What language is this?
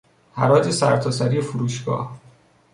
Persian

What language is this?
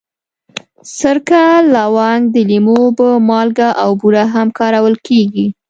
Pashto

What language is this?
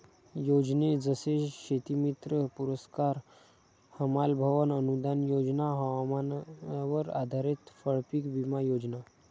Marathi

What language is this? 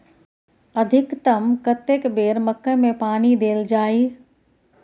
Maithili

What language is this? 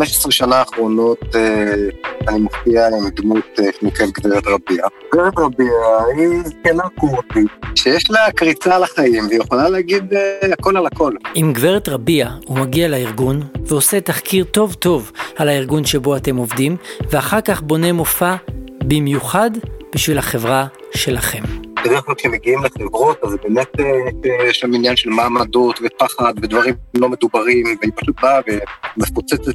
Hebrew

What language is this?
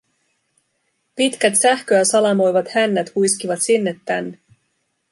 Finnish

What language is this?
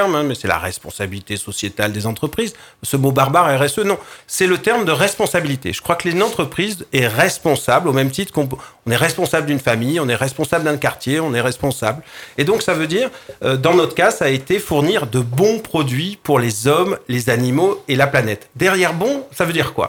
French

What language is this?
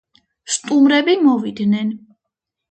Georgian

